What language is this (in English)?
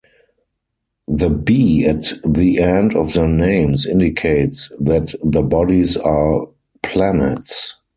English